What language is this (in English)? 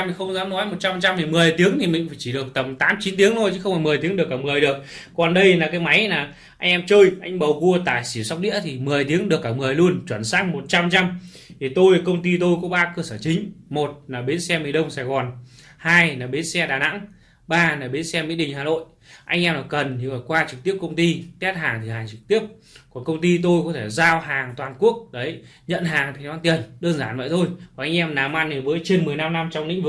Vietnamese